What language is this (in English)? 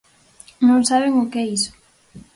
Galician